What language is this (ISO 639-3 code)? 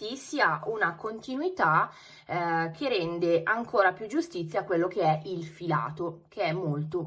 ita